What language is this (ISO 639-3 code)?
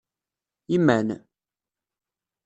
kab